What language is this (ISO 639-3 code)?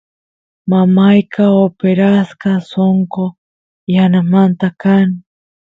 qus